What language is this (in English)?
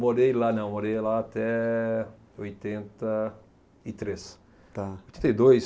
Portuguese